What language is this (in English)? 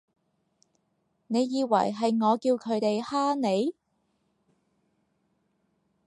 Cantonese